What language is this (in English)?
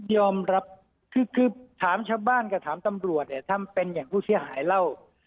Thai